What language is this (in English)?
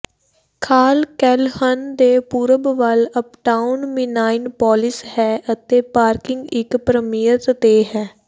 Punjabi